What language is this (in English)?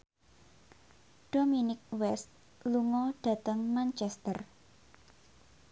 Javanese